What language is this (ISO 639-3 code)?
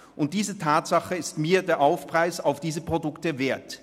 gsw